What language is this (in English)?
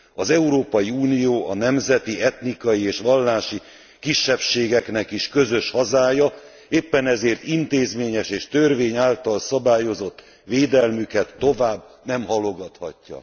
Hungarian